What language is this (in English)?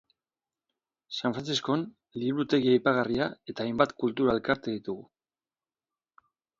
Basque